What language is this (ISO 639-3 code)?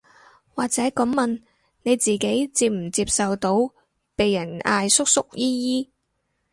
yue